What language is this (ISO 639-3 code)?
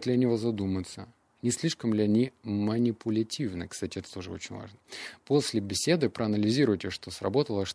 rus